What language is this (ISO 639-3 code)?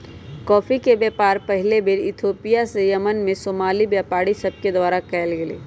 mag